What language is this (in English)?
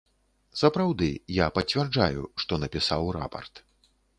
Belarusian